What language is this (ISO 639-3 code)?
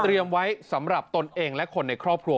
tha